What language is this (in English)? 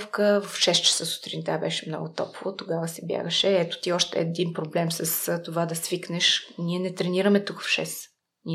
Bulgarian